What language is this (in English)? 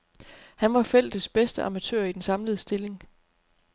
Danish